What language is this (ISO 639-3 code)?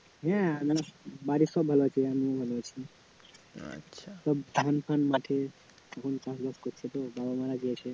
ben